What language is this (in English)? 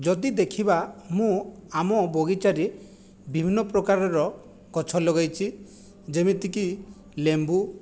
Odia